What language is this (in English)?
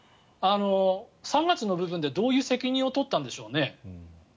Japanese